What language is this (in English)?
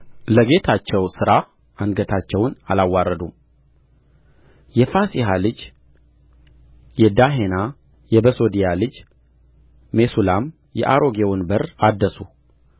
Amharic